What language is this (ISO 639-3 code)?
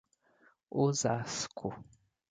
por